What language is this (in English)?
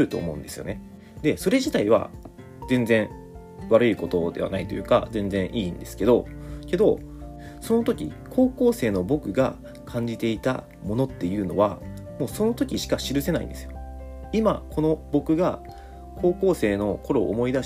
Japanese